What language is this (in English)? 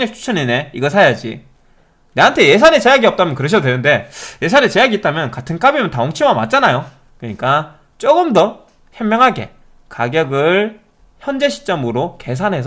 Korean